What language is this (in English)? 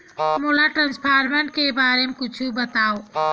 Chhattisgarhi